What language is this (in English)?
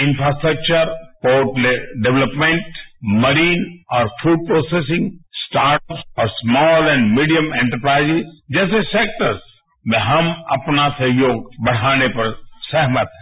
Hindi